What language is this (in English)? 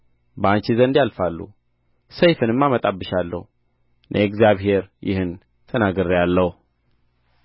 Amharic